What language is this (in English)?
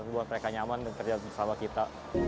Indonesian